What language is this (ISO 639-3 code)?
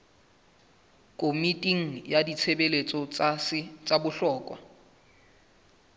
sot